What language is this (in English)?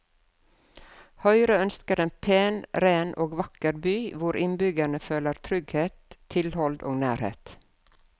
Norwegian